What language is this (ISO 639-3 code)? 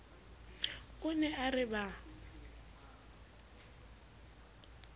sot